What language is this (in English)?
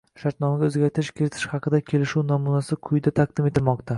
Uzbek